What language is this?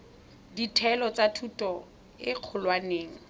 Tswana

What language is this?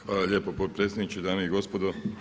Croatian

